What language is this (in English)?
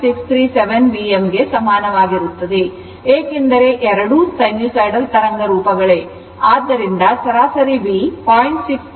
Kannada